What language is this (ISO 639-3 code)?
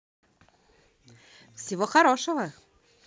rus